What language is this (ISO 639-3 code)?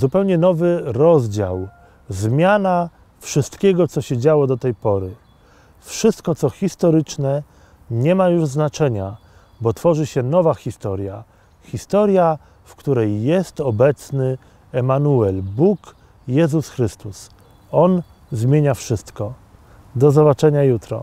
pol